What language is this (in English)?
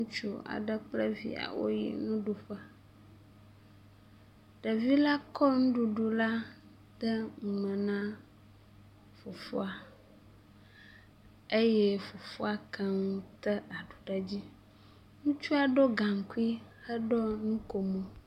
Ewe